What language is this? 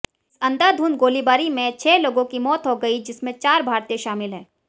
Hindi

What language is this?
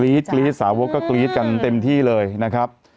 Thai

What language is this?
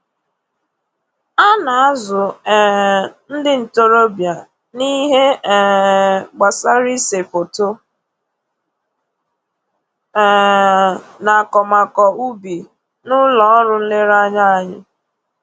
Igbo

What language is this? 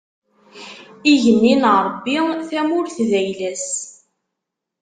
Kabyle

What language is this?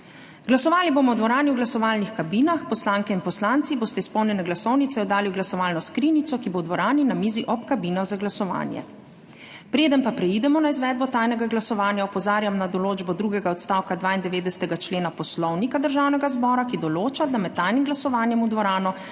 Slovenian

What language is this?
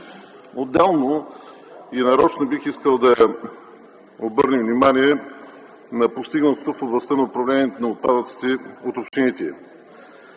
Bulgarian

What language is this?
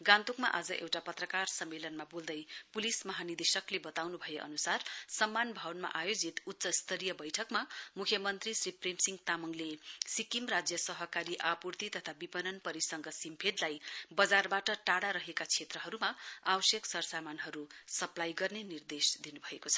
Nepali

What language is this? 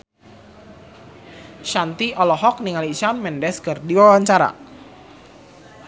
Sundanese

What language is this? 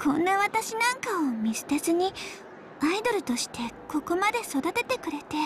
Japanese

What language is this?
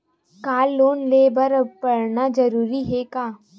Chhattisgarhi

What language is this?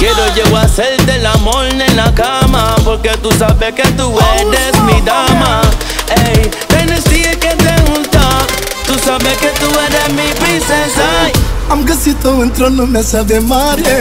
Romanian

